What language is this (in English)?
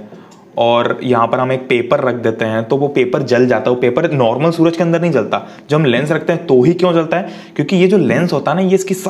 Hindi